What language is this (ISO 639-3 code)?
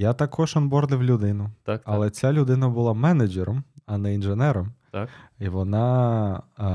ukr